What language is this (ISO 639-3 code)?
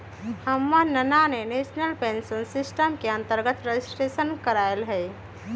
mag